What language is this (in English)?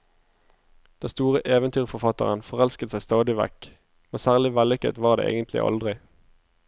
Norwegian